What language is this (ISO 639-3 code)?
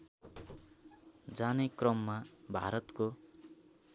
nep